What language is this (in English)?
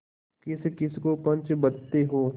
Hindi